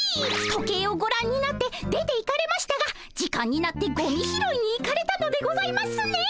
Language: Japanese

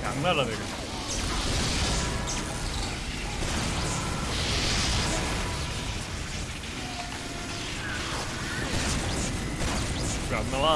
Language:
Korean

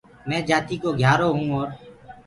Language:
Gurgula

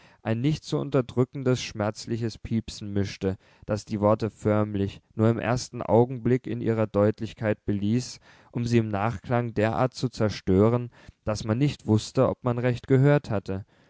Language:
German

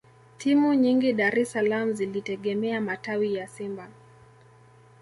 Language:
Swahili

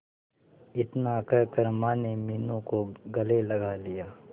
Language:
Hindi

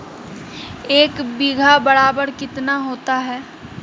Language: Magahi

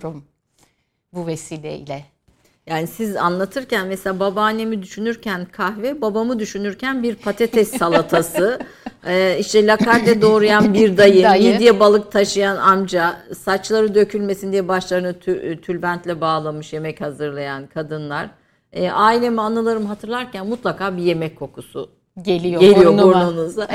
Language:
Turkish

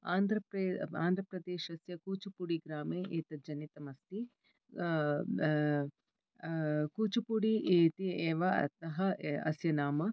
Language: Sanskrit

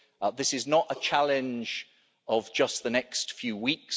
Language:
English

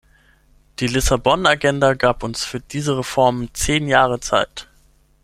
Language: German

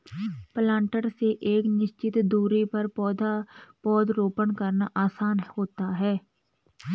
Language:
Hindi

